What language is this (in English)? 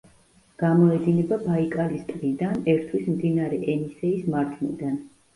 Georgian